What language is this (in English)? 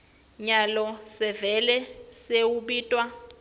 Swati